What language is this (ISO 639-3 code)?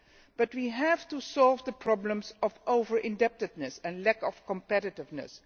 eng